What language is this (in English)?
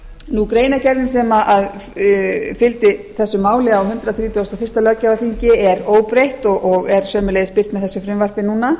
Icelandic